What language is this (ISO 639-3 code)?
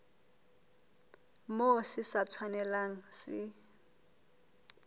sot